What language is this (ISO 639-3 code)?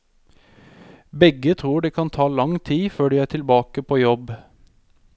nor